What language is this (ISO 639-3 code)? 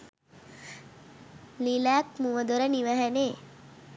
sin